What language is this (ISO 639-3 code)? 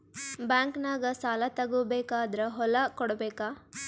kan